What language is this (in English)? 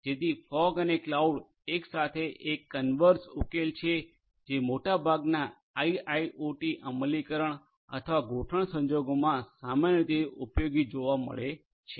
Gujarati